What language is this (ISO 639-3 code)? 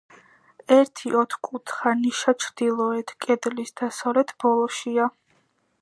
kat